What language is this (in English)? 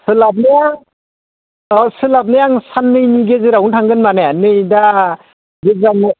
Bodo